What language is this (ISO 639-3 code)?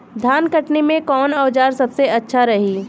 bho